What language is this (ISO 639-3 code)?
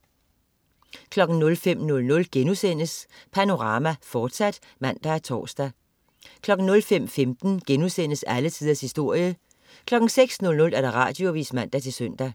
dan